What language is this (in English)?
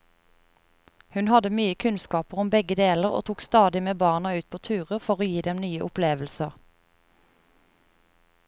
Norwegian